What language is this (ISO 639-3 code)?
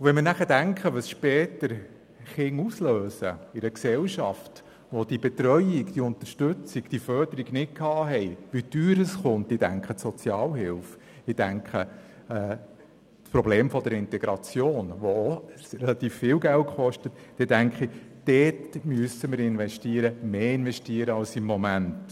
gsw